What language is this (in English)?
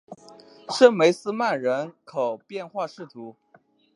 Chinese